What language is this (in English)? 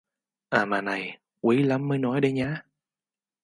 Vietnamese